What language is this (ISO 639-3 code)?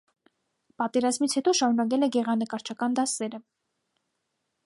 hye